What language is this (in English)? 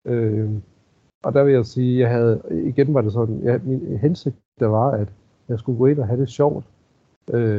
Danish